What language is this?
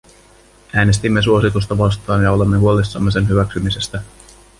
Finnish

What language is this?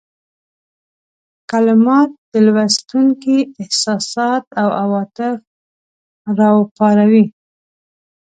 Pashto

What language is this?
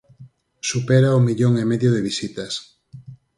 Galician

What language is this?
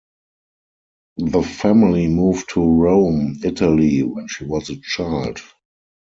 English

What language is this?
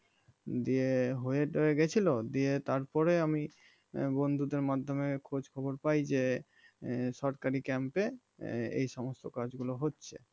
Bangla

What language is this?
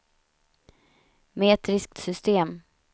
Swedish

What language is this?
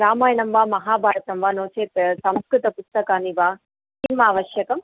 Sanskrit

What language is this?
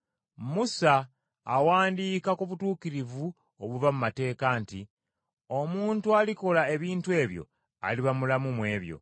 Ganda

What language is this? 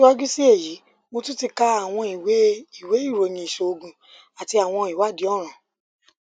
Yoruba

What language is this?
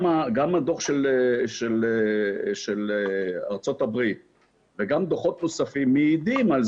Hebrew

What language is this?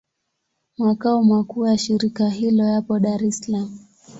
Swahili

